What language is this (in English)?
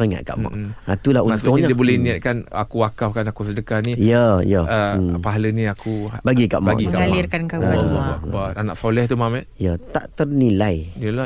Malay